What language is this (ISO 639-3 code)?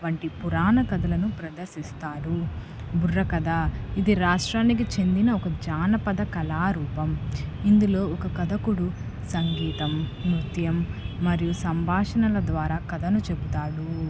tel